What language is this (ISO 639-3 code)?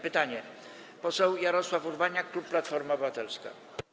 pol